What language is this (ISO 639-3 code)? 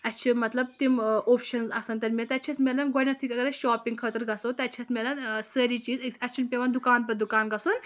kas